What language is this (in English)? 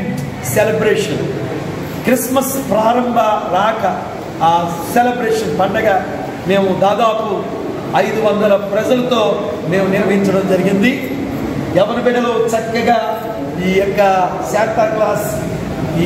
Turkish